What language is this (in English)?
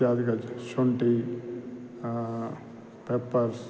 Sanskrit